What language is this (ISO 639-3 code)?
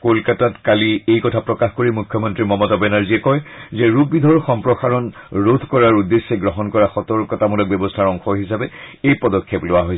asm